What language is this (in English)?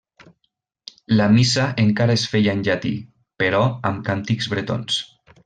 Catalan